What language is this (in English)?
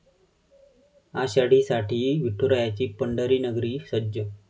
Marathi